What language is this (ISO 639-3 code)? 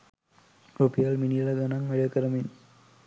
sin